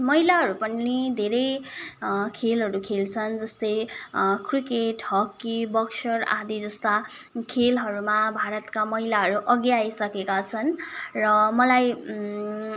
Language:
Nepali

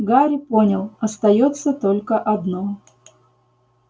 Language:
Russian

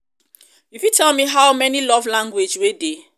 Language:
Nigerian Pidgin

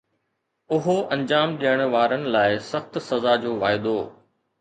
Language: Sindhi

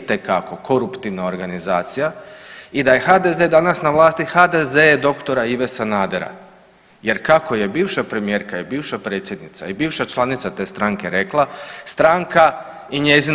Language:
Croatian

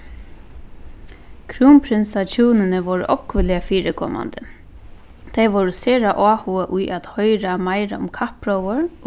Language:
Faroese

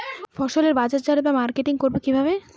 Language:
Bangla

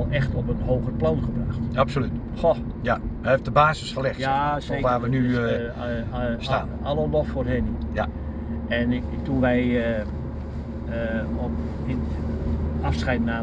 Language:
Dutch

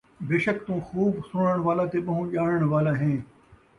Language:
Saraiki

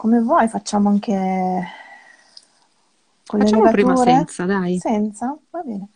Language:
Italian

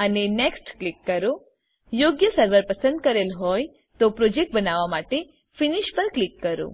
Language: Gujarati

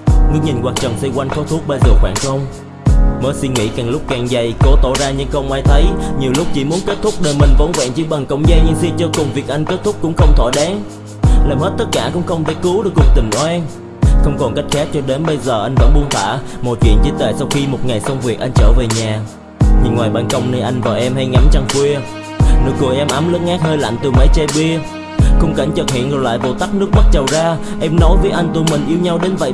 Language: Vietnamese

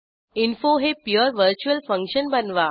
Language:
Marathi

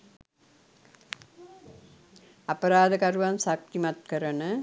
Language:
Sinhala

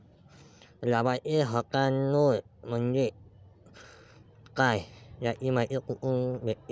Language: Marathi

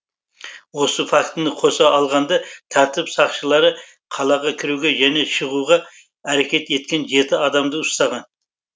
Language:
Kazakh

